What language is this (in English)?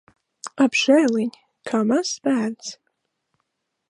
Latvian